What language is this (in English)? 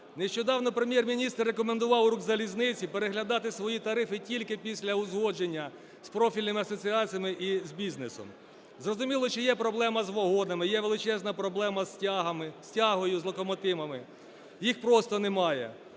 Ukrainian